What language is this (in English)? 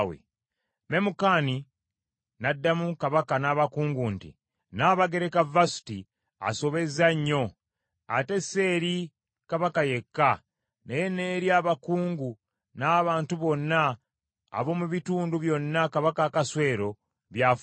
Ganda